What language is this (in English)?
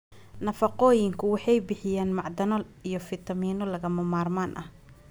Somali